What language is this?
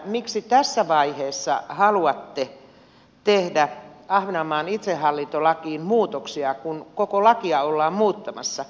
Finnish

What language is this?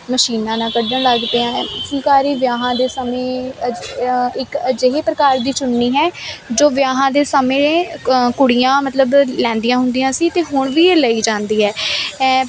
Punjabi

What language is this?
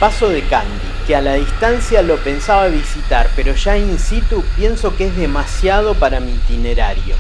Spanish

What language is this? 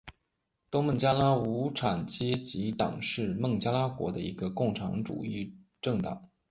Chinese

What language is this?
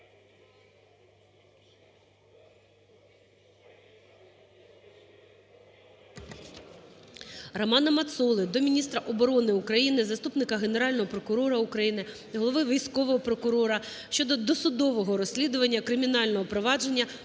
Ukrainian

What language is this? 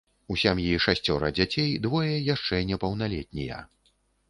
Belarusian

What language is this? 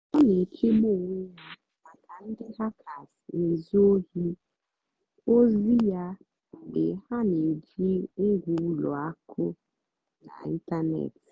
Igbo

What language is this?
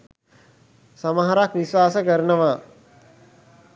Sinhala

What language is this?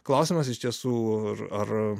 Lithuanian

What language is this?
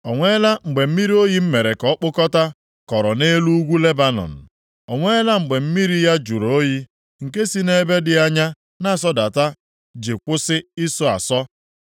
Igbo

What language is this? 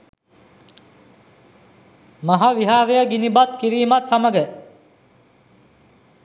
Sinhala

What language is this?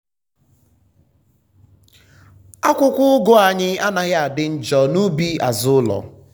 Igbo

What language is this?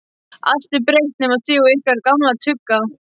Icelandic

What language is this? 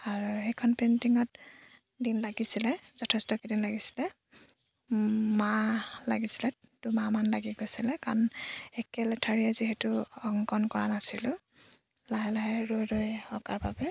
Assamese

